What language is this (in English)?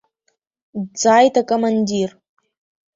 Abkhazian